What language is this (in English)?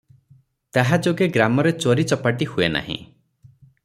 Odia